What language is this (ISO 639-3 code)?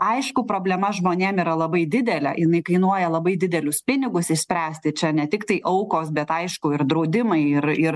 lit